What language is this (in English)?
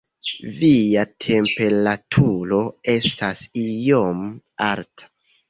Esperanto